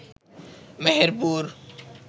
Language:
Bangla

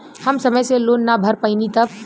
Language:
Bhojpuri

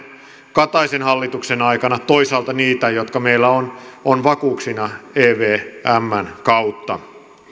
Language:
Finnish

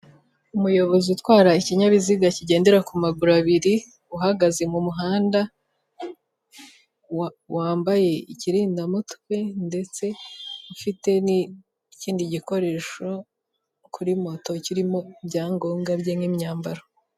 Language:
Kinyarwanda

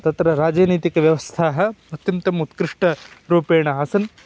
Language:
Sanskrit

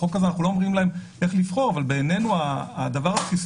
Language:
Hebrew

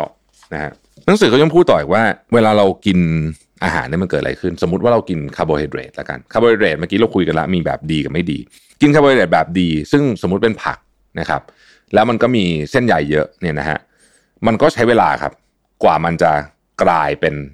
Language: Thai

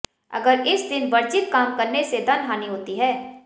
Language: Hindi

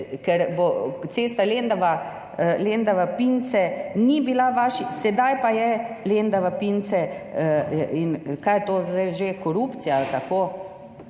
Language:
Slovenian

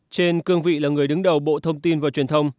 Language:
Vietnamese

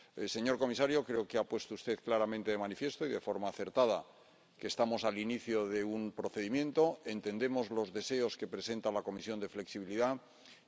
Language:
Spanish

